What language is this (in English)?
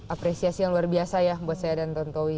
Indonesian